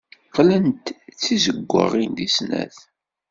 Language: Kabyle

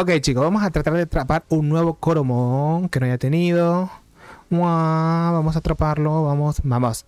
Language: Spanish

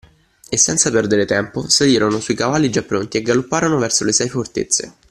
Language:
Italian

